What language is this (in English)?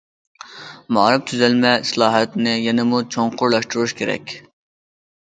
Uyghur